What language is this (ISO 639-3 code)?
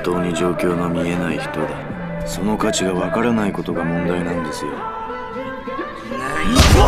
jpn